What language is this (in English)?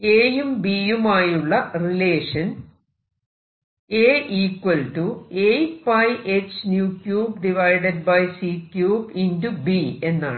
Malayalam